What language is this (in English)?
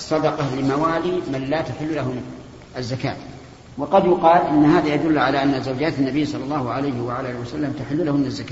Arabic